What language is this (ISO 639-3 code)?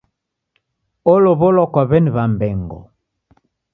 dav